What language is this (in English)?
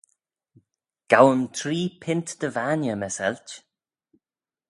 Manx